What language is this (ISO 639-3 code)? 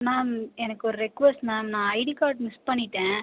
tam